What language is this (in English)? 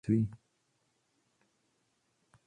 Czech